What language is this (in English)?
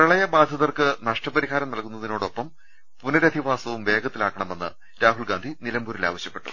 Malayalam